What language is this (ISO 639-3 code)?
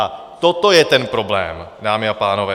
ces